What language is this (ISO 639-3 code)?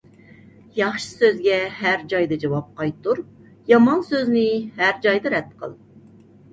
uig